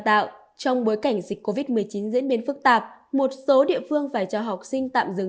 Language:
Vietnamese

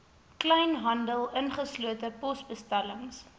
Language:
Afrikaans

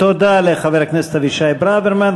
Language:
Hebrew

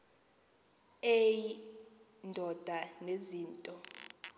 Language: Xhosa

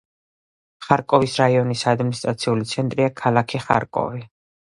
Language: Georgian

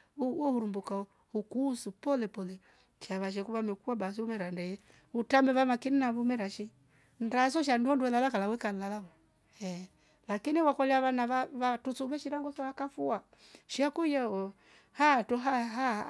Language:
Rombo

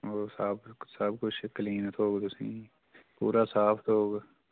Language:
Dogri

